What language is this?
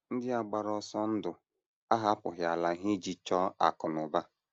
Igbo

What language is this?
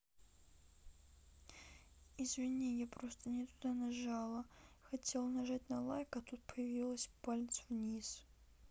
Russian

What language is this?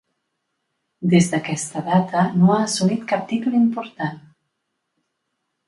Catalan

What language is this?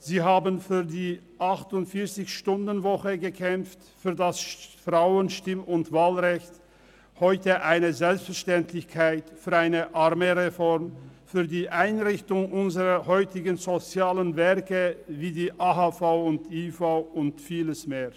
Swiss German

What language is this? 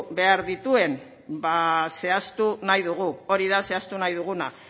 Basque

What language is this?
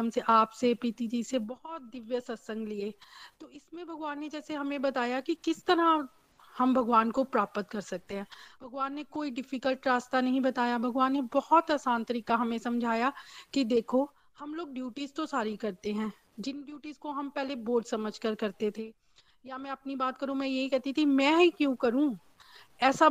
Hindi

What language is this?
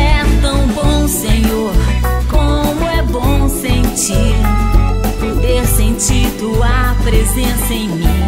Portuguese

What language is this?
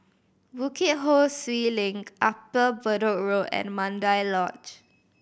English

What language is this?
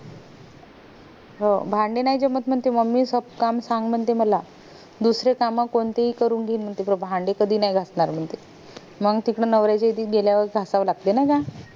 Marathi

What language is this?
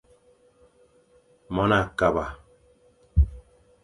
Fang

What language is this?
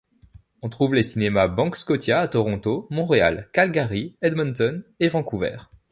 French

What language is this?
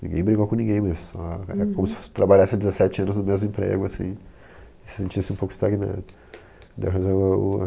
Portuguese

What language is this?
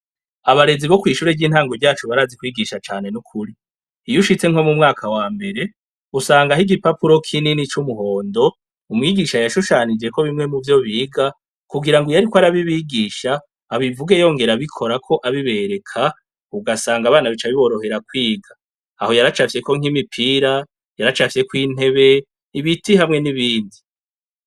Rundi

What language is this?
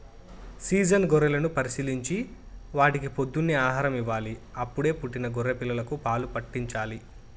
Telugu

